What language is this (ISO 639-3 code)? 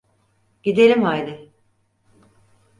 tur